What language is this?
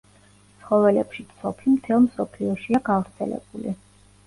Georgian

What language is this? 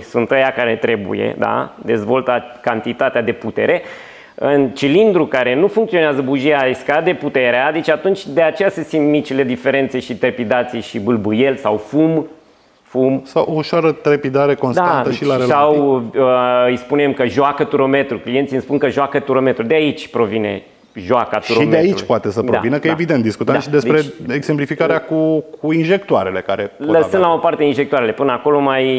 Romanian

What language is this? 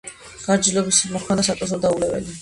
Georgian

